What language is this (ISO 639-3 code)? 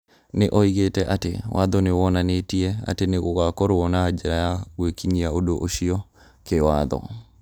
kik